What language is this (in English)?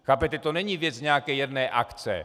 Czech